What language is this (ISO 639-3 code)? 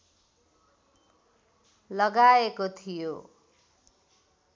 nep